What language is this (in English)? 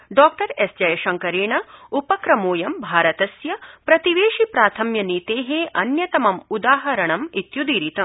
Sanskrit